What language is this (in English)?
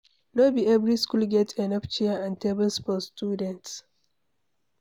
Nigerian Pidgin